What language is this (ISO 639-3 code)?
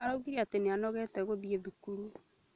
kik